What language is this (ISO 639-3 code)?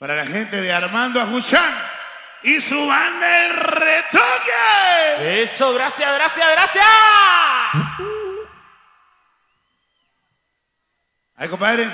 spa